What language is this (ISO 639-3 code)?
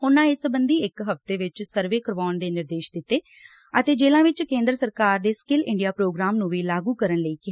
pan